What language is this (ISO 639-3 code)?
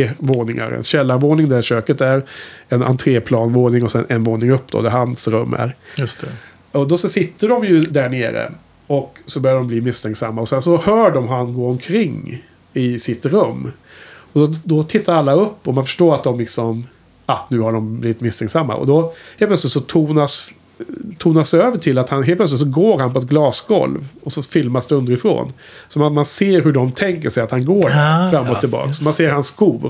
swe